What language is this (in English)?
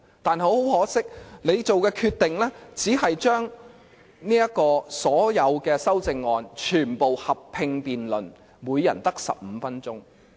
Cantonese